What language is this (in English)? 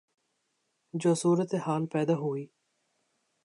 Urdu